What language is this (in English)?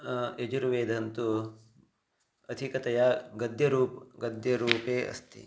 Sanskrit